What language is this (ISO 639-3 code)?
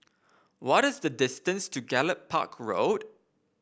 eng